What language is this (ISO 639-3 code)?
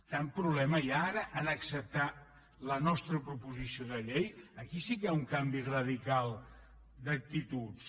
cat